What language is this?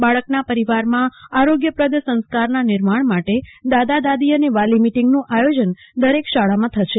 Gujarati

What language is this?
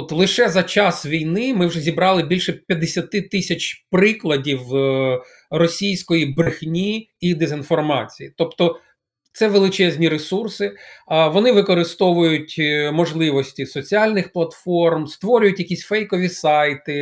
Ukrainian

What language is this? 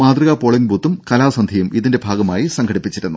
Malayalam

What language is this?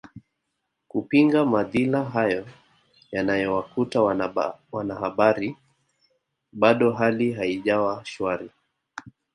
Swahili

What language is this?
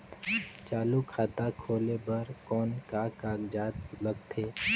Chhattisgarhi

